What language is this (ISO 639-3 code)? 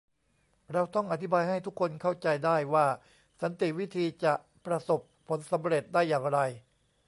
tha